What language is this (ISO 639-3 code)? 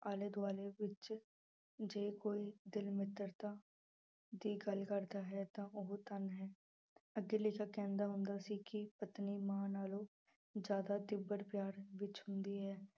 pan